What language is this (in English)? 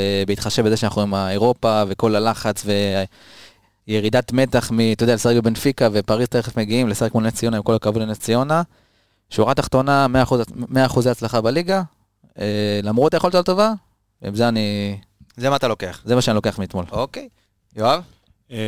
Hebrew